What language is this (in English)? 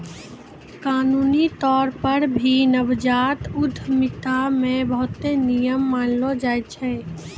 Maithili